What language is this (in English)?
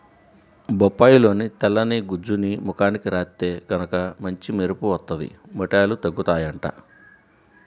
Telugu